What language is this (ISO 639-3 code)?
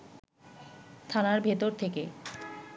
ben